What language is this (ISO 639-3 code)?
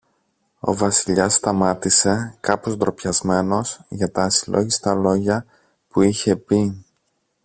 ell